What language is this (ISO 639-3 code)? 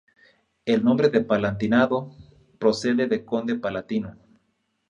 spa